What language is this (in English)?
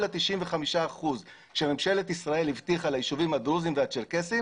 Hebrew